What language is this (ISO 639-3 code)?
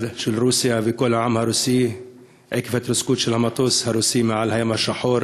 heb